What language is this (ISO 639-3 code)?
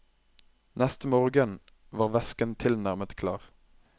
nor